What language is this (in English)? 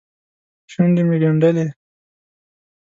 Pashto